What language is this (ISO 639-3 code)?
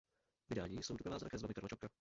ces